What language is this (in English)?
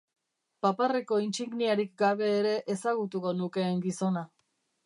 Basque